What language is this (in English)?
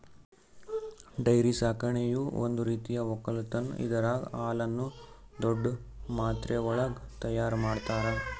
Kannada